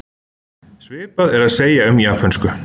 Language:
Icelandic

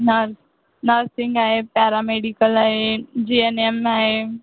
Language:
Marathi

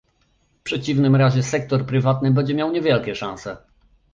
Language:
Polish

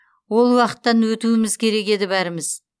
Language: Kazakh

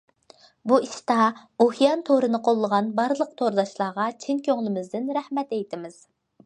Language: Uyghur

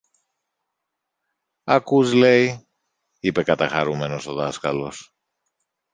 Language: Greek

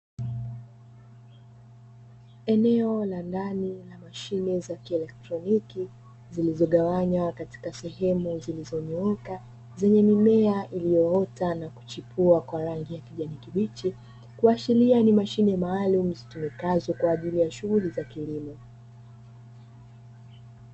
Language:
Swahili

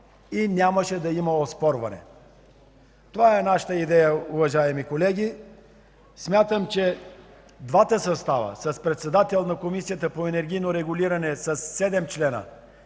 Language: Bulgarian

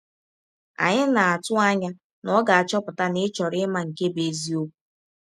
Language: Igbo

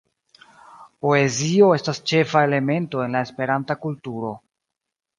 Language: Esperanto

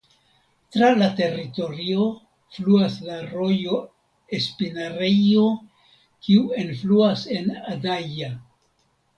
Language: Esperanto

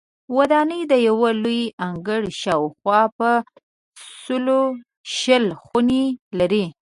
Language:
Pashto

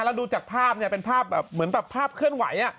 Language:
Thai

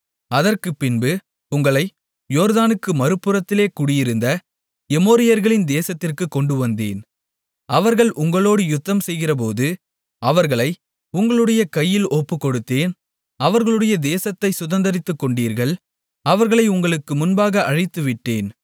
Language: Tamil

